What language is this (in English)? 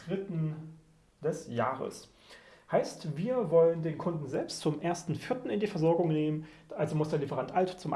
German